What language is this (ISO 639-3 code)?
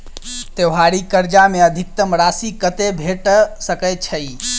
mai